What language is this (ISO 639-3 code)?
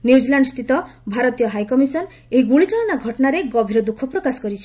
ori